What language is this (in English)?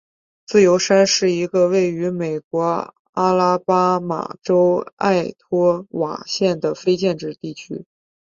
Chinese